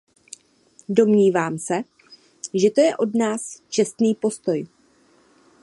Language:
Czech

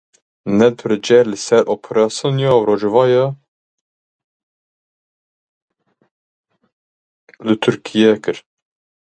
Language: Kurdish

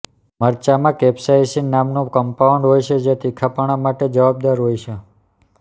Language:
Gujarati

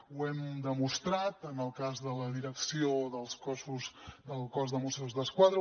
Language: Catalan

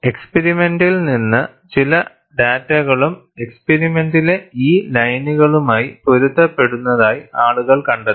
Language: Malayalam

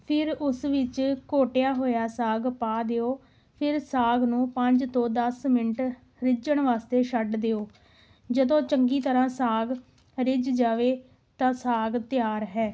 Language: Punjabi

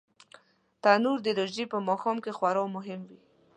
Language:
Pashto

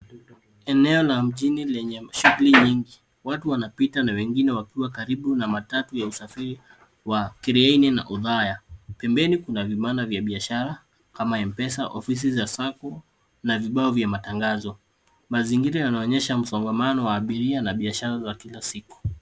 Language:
Swahili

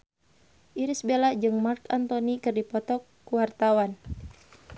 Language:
Sundanese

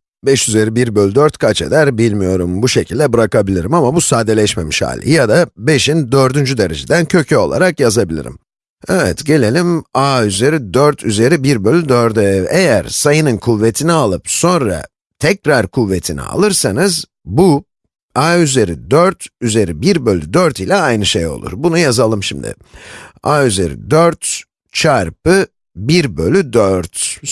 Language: Turkish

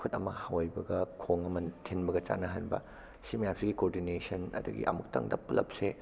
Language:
Manipuri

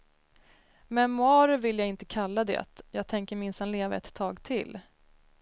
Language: Swedish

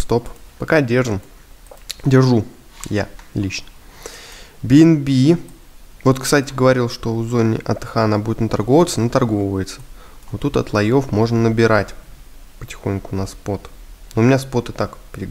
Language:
Russian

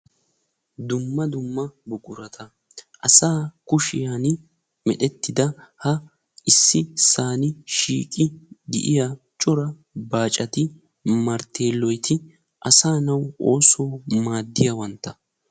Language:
Wolaytta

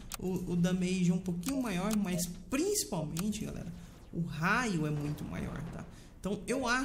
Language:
Portuguese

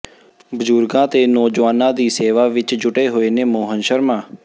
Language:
Punjabi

